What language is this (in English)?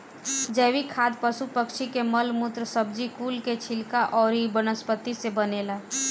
Bhojpuri